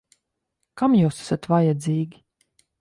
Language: Latvian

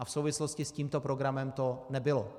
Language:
Czech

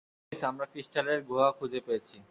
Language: Bangla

